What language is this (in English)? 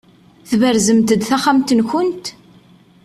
Kabyle